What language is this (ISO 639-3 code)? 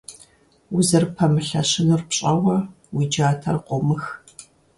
kbd